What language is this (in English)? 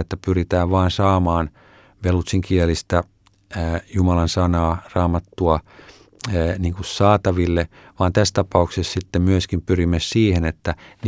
Finnish